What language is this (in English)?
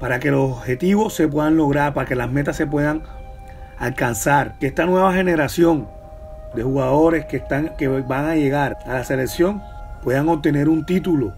Spanish